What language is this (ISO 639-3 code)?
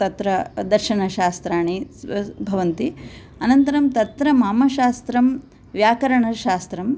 san